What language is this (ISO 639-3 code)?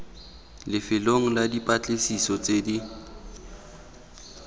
tsn